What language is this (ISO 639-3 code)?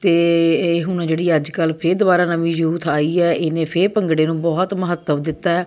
pan